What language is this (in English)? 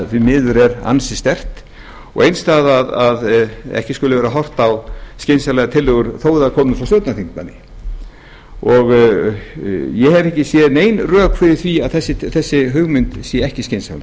Icelandic